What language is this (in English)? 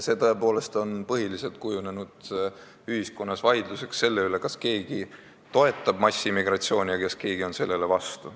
Estonian